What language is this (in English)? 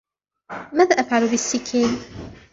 Arabic